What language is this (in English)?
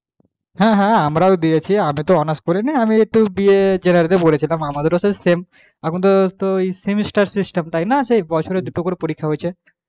Bangla